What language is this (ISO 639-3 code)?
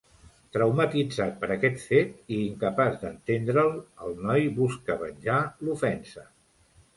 cat